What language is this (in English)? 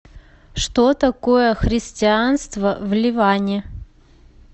Russian